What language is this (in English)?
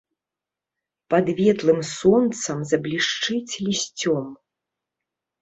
Belarusian